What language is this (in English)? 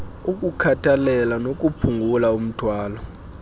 Xhosa